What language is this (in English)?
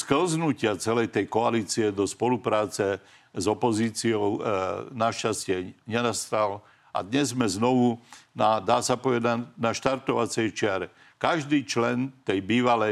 Slovak